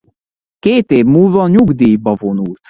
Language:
Hungarian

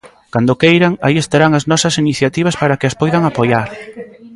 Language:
Galician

